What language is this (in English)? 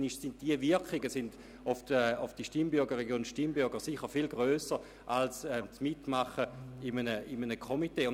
Swiss German